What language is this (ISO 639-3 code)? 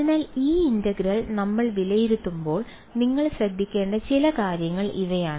mal